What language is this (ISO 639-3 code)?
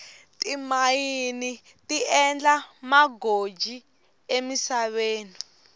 tso